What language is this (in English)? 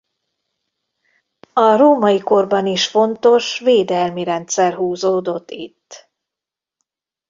Hungarian